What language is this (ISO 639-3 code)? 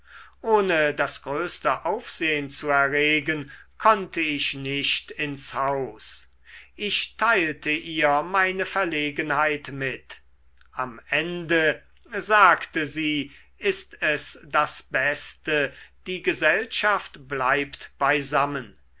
deu